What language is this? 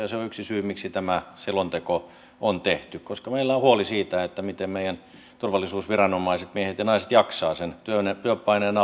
Finnish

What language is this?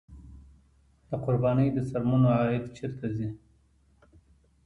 Pashto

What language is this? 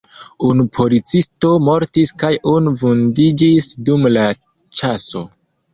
Esperanto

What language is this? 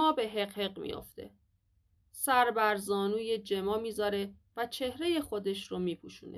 Persian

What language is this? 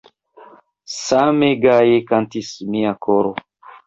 Esperanto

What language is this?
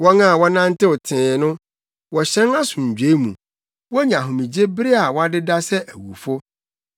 Akan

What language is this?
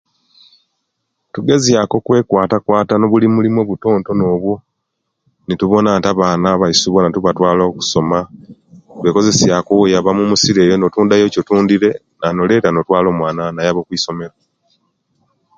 Kenyi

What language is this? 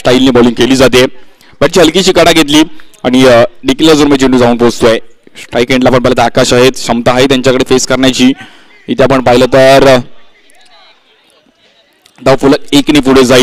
Hindi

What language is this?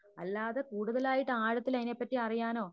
Malayalam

